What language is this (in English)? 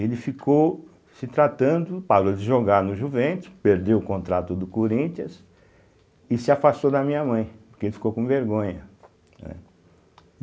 Portuguese